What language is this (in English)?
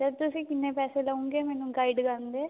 Punjabi